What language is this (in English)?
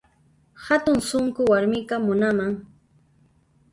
Puno Quechua